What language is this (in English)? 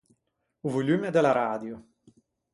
Ligurian